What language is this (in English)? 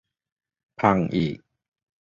Thai